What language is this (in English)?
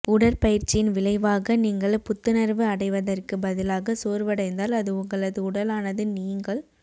Tamil